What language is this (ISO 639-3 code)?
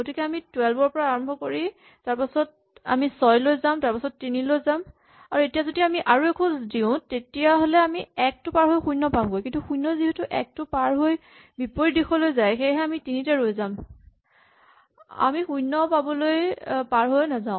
asm